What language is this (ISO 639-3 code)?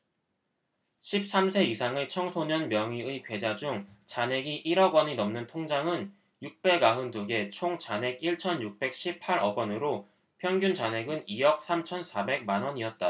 kor